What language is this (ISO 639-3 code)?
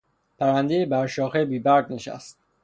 fas